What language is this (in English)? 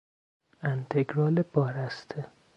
Persian